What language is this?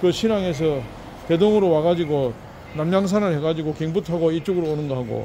Korean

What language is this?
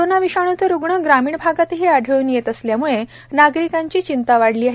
Marathi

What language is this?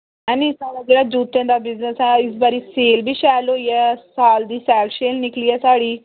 Dogri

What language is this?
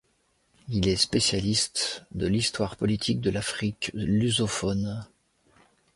French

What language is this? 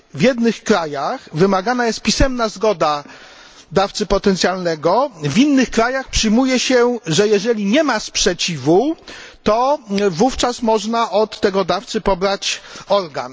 Polish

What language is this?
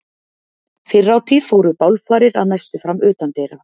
Icelandic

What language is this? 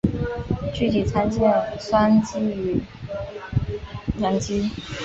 Chinese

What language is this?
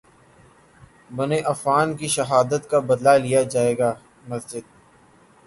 Urdu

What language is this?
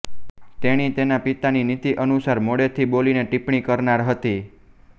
Gujarati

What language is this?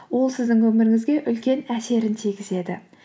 Kazakh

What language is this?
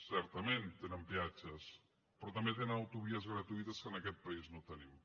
Catalan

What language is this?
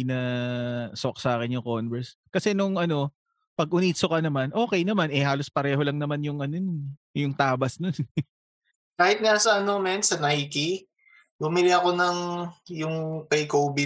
Filipino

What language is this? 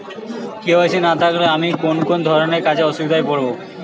Bangla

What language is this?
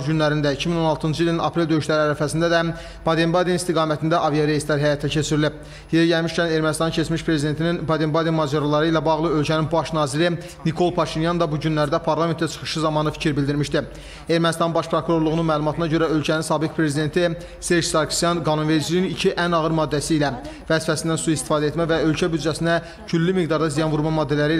Turkish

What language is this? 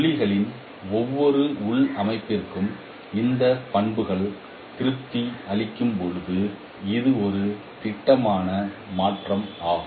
Tamil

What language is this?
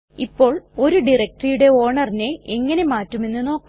Malayalam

